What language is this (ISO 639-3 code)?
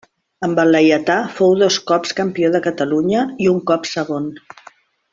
cat